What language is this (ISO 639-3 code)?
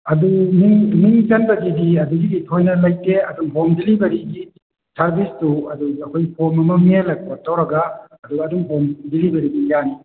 mni